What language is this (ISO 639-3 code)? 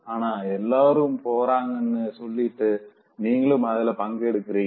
tam